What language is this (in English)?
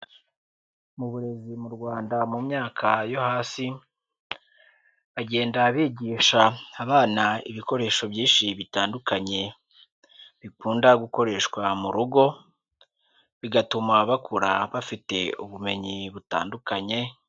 Kinyarwanda